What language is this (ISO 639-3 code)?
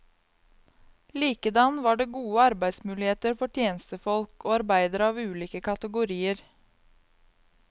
nor